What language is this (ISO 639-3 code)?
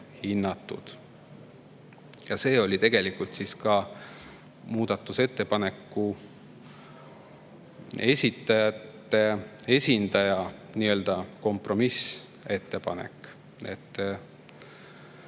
est